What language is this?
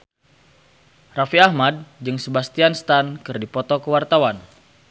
Sundanese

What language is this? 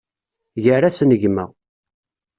Kabyle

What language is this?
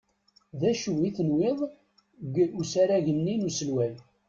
Kabyle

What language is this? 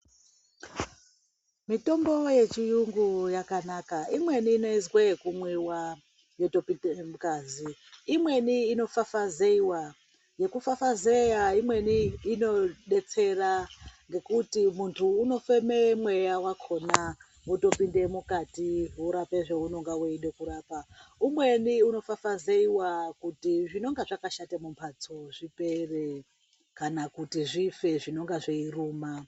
Ndau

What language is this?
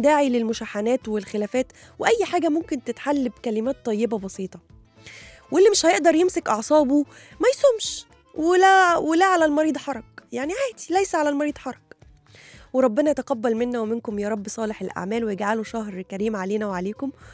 Arabic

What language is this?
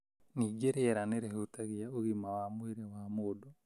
Kikuyu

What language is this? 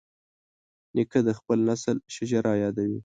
Pashto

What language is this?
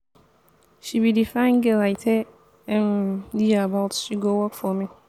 Nigerian Pidgin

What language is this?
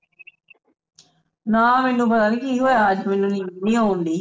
Punjabi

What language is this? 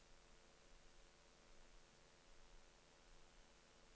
Norwegian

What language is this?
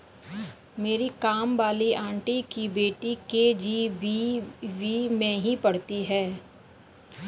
Hindi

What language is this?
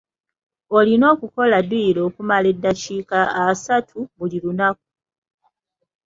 Ganda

